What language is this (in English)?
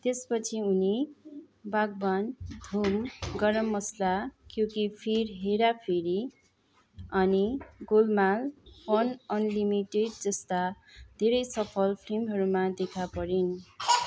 Nepali